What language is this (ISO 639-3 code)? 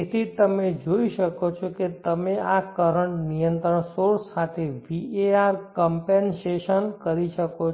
guj